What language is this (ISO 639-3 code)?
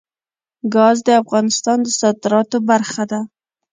pus